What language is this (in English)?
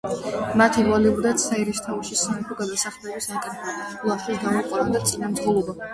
Georgian